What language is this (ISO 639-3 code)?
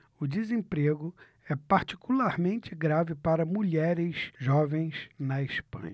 por